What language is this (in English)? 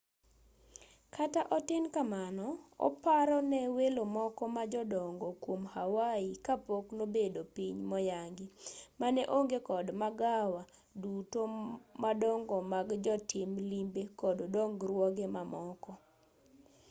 Luo (Kenya and Tanzania)